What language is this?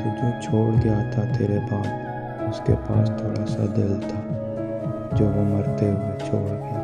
Hindi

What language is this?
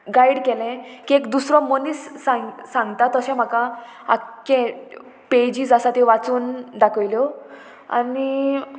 Konkani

